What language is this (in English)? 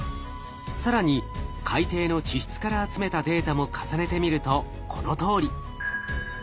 Japanese